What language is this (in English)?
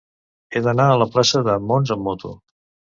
Catalan